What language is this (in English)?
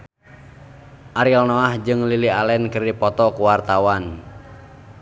Sundanese